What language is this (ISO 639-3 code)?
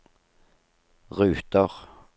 nor